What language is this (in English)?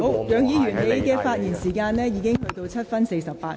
Cantonese